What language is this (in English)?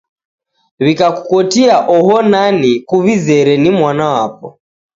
Taita